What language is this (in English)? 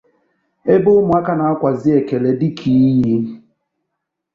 Igbo